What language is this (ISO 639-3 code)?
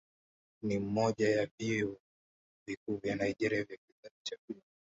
swa